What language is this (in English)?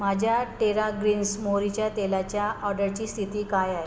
Marathi